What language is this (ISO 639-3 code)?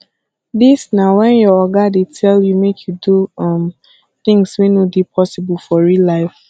pcm